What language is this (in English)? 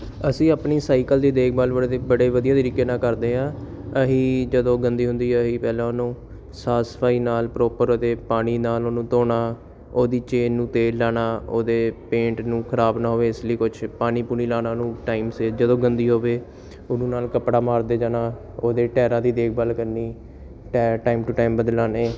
Punjabi